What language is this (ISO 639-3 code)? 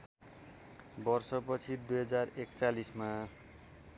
nep